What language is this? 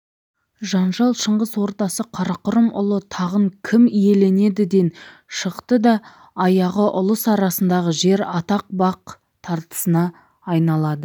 Kazakh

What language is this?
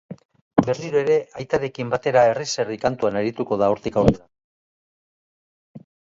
Basque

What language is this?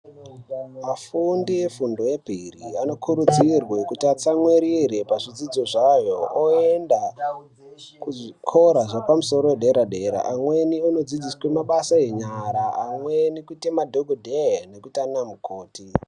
Ndau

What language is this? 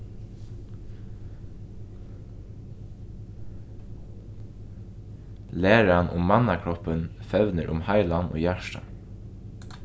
Faroese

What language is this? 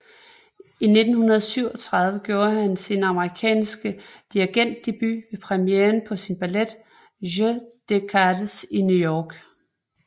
Danish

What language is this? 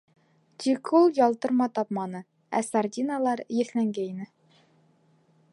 Bashkir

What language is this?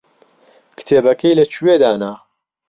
Central Kurdish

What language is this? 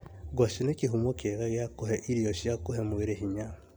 Kikuyu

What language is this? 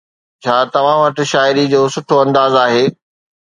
Sindhi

